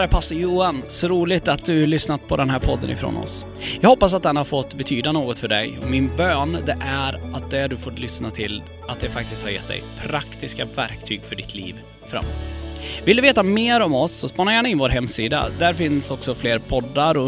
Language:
Swedish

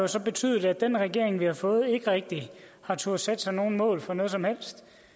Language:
Danish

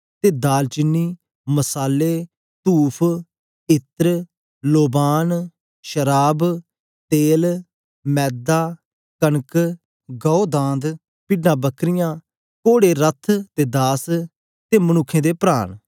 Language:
Dogri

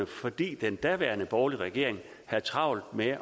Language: Danish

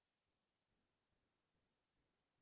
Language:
Assamese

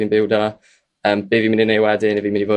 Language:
Welsh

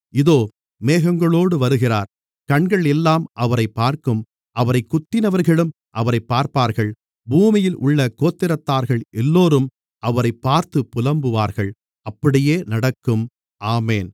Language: Tamil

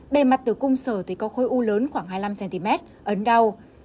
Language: Vietnamese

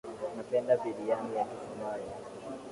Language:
Swahili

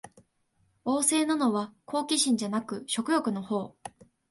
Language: Japanese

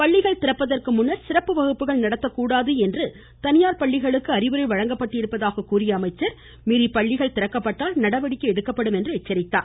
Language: Tamil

